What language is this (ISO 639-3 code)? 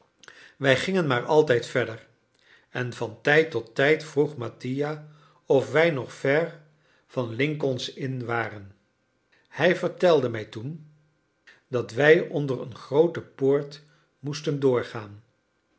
nld